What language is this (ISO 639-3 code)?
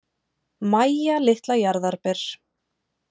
isl